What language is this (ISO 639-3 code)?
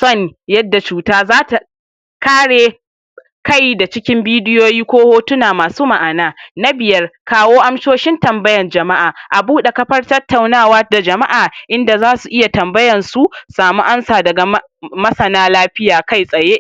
hau